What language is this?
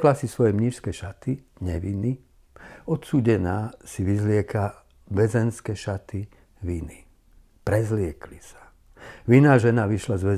Slovak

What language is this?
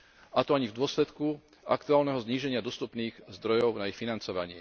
Slovak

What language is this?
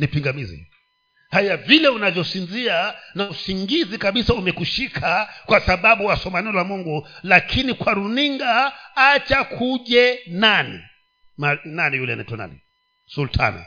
Swahili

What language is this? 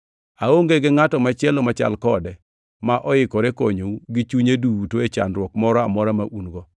Luo (Kenya and Tanzania)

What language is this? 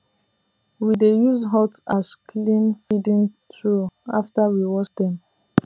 Nigerian Pidgin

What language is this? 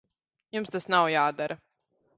Latvian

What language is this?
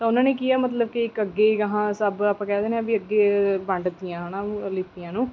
Punjabi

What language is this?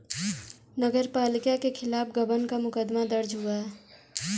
Hindi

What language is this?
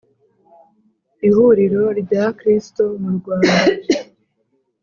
Kinyarwanda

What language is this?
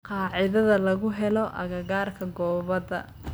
Somali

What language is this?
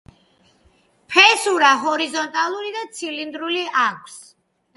Georgian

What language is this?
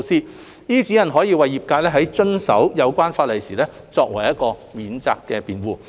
Cantonese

